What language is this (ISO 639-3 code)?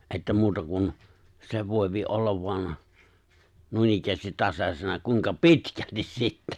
fin